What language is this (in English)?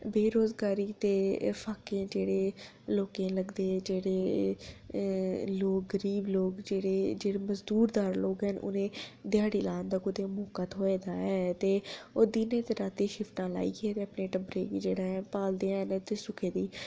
Dogri